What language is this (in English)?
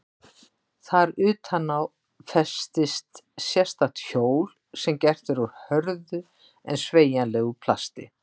Icelandic